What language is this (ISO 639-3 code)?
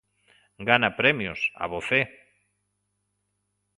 glg